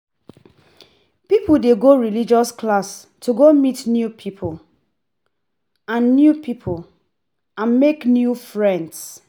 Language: Nigerian Pidgin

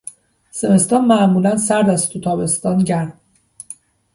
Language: Persian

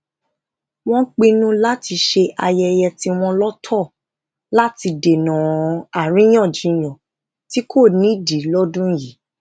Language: Yoruba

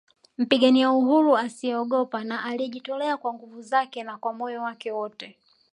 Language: Swahili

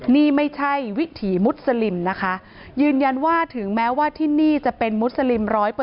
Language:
Thai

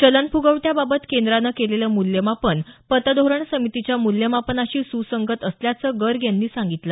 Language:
Marathi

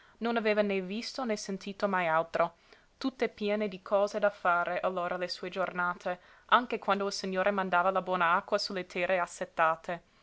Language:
Italian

